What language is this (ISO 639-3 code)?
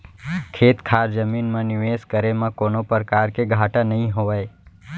hne